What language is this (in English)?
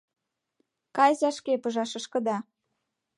Mari